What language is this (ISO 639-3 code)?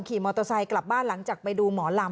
tha